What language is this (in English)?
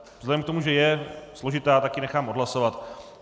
Czech